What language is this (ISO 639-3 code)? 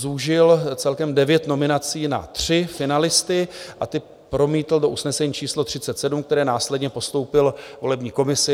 ces